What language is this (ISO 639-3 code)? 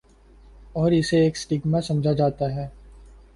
urd